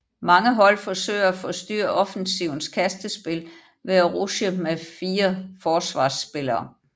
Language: Danish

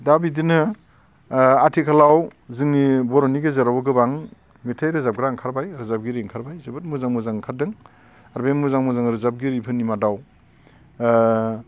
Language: Bodo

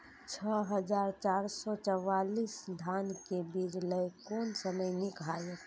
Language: Maithili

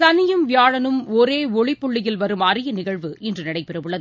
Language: Tamil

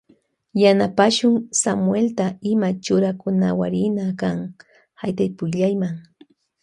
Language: Loja Highland Quichua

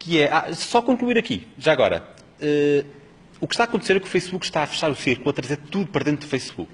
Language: Portuguese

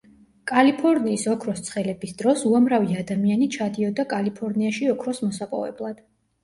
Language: Georgian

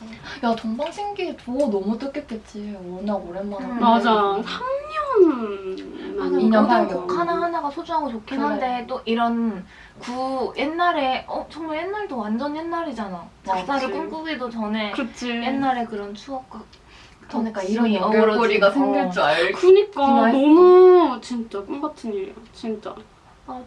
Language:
Korean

